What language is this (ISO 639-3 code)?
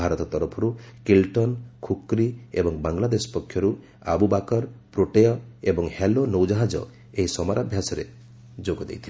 ori